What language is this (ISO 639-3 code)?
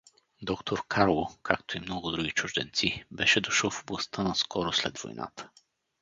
bul